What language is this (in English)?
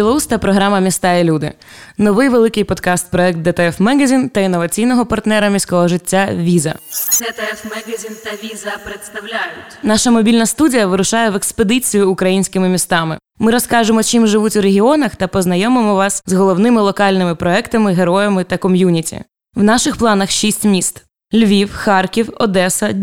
Ukrainian